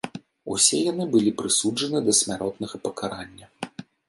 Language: Belarusian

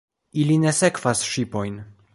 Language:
Esperanto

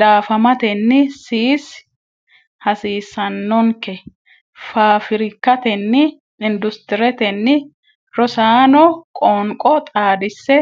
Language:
Sidamo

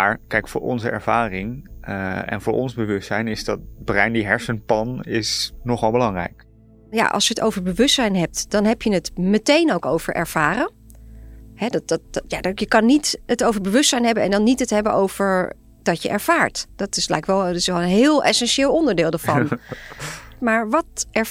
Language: Dutch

